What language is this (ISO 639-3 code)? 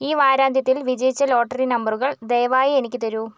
mal